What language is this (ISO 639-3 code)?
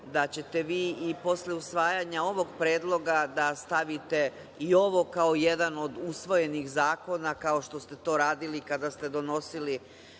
srp